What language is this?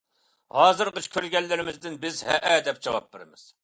Uyghur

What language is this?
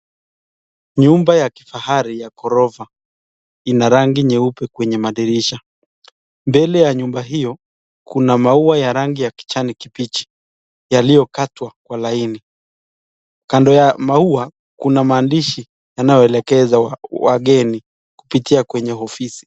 Swahili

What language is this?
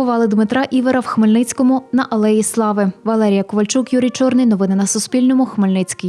Ukrainian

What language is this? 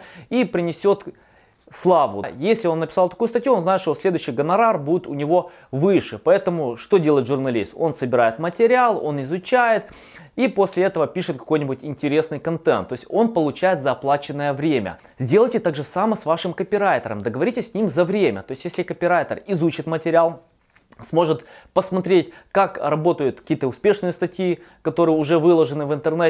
Russian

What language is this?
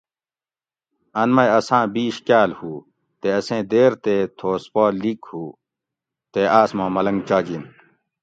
Gawri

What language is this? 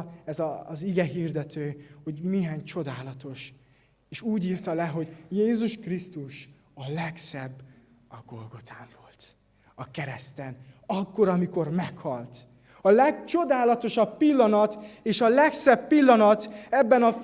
Hungarian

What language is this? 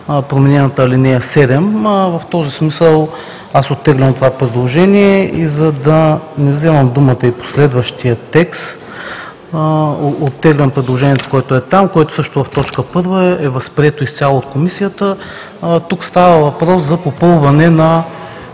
Bulgarian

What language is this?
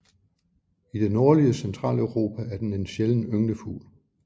Danish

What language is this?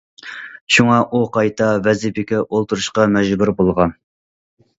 Uyghur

